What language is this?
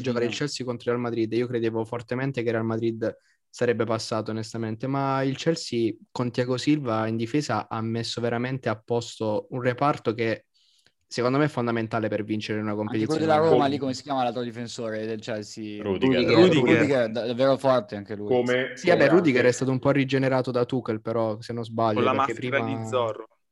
Italian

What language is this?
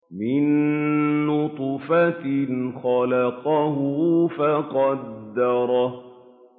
Arabic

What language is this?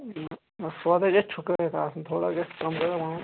Kashmiri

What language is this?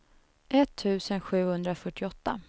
Swedish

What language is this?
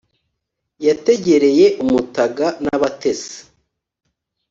Kinyarwanda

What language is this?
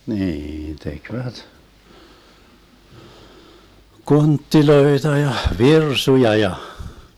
Finnish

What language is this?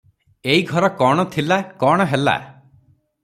Odia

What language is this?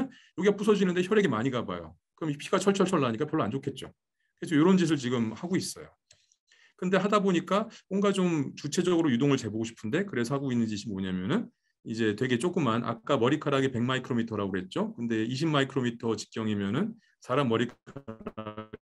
Korean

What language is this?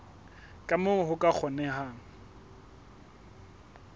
Southern Sotho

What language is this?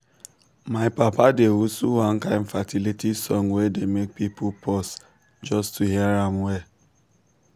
Nigerian Pidgin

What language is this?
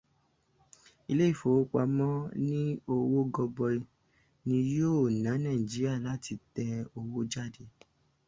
Yoruba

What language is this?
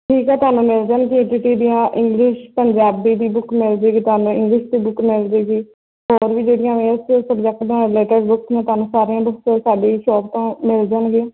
Punjabi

